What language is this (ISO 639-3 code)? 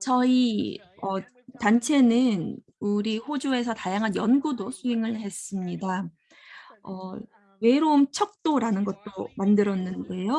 kor